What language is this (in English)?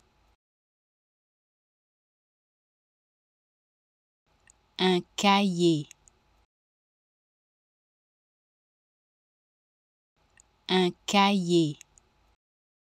French